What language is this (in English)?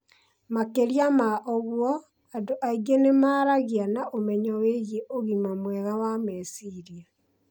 Kikuyu